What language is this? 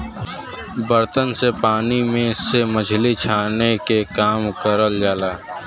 Bhojpuri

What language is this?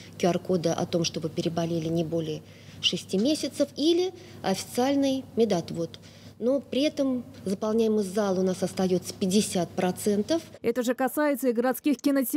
Russian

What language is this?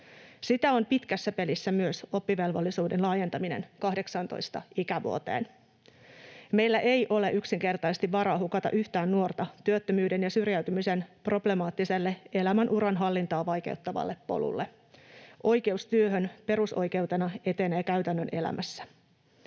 Finnish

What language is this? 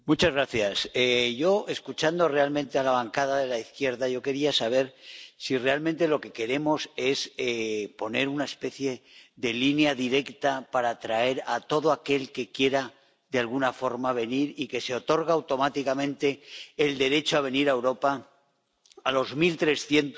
Spanish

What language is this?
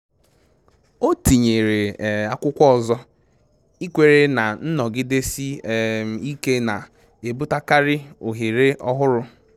Igbo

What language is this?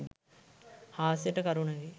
Sinhala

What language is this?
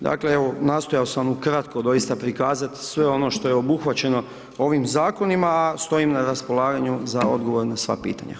Croatian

